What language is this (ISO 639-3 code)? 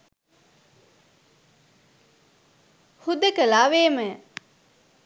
sin